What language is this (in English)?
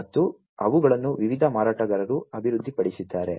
Kannada